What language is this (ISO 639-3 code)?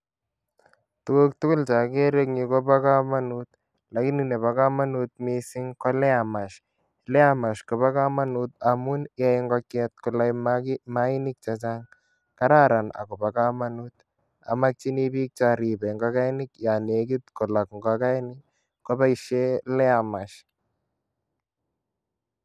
kln